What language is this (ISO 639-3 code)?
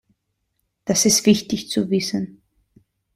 deu